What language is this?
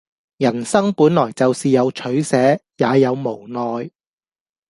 Cantonese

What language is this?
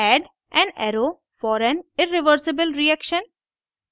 Hindi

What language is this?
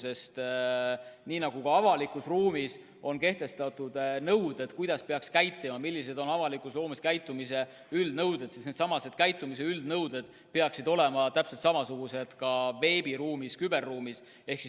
Estonian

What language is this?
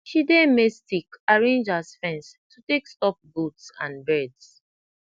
Nigerian Pidgin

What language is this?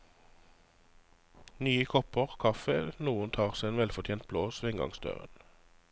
Norwegian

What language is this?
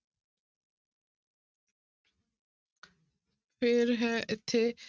Punjabi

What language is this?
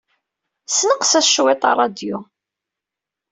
Kabyle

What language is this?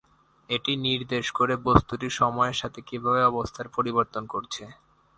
Bangla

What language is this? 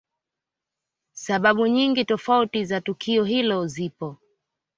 Swahili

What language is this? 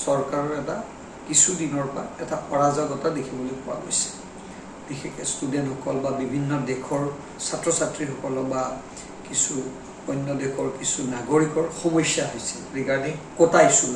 Bangla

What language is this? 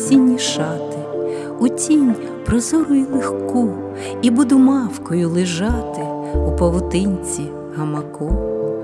Ukrainian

